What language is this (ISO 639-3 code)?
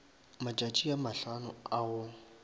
nso